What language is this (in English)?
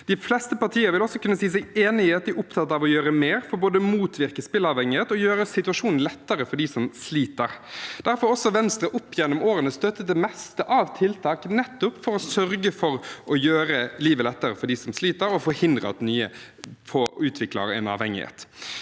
Norwegian